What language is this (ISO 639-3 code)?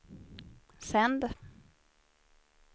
swe